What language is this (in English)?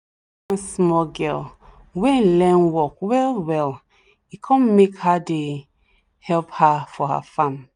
Nigerian Pidgin